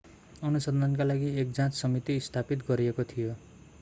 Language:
Nepali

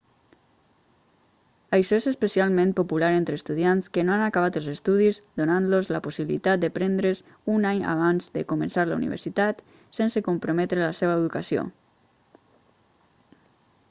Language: Catalan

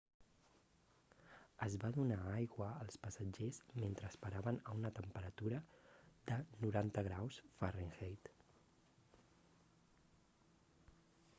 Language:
Catalan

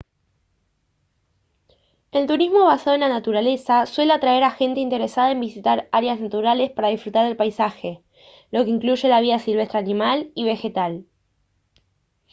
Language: Spanish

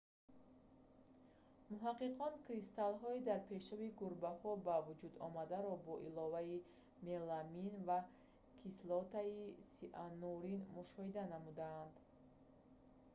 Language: Tajik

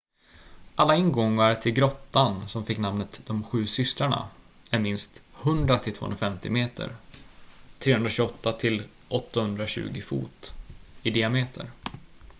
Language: Swedish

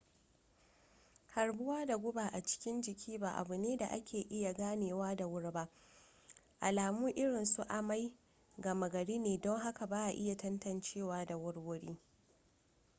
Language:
Hausa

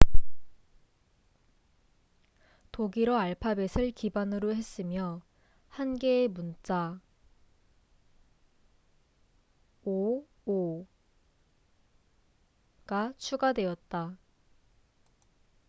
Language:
Korean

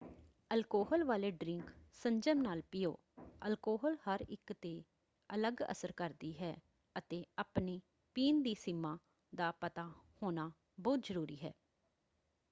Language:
Punjabi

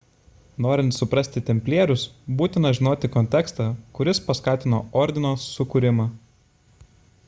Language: Lithuanian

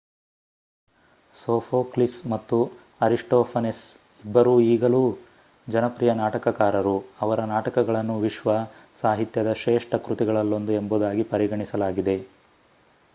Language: Kannada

